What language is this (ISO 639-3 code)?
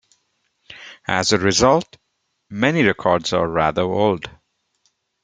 eng